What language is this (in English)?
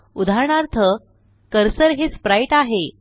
Marathi